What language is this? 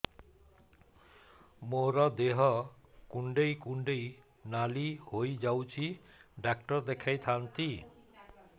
Odia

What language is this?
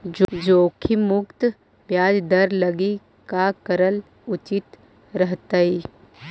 Magahi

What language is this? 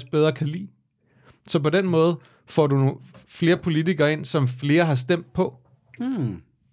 Danish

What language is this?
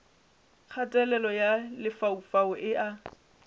Northern Sotho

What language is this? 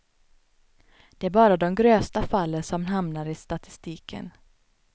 Swedish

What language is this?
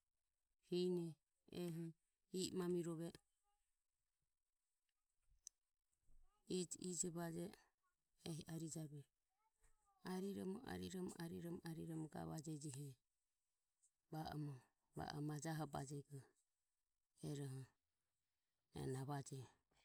Ömie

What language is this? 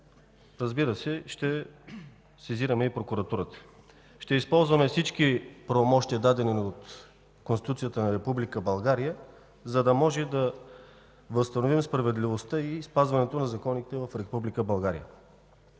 Bulgarian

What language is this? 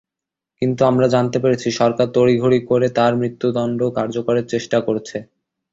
Bangla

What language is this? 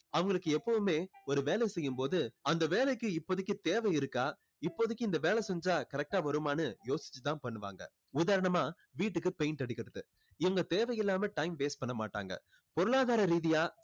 Tamil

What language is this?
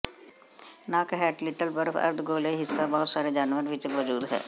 Punjabi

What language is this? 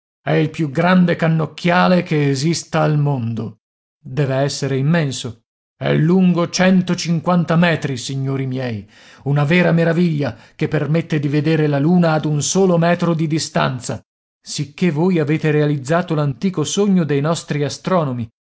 Italian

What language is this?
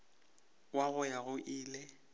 Northern Sotho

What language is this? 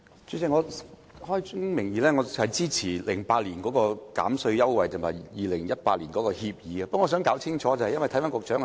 Cantonese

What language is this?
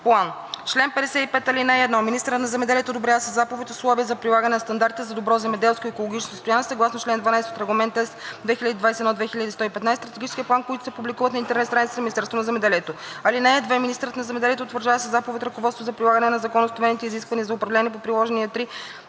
Bulgarian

